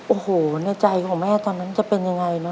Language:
Thai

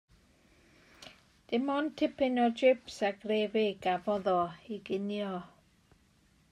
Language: Welsh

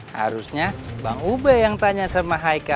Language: Indonesian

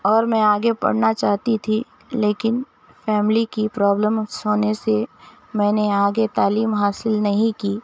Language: Urdu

